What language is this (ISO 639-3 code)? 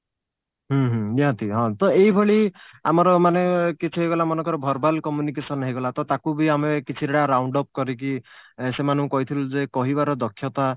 ori